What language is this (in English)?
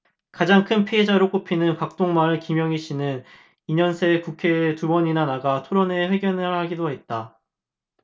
Korean